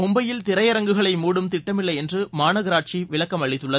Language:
Tamil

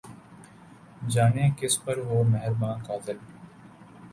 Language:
Urdu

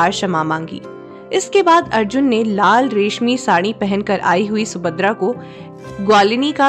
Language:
Hindi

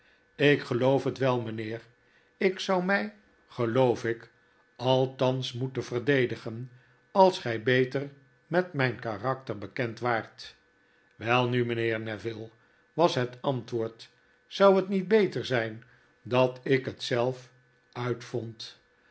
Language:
Dutch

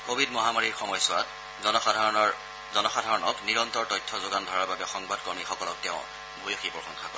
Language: Assamese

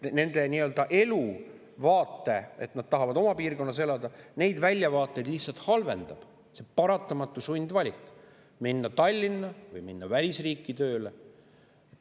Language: Estonian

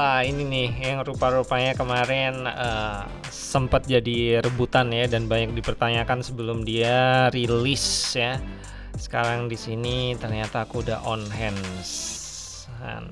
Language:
Indonesian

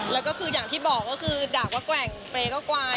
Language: Thai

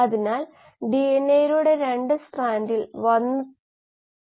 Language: Malayalam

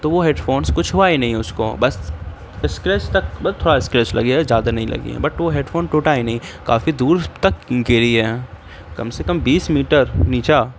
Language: Urdu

